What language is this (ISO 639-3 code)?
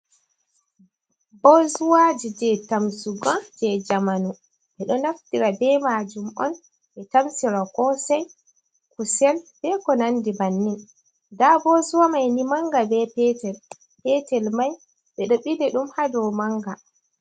ful